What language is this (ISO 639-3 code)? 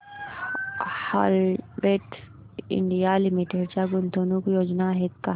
mar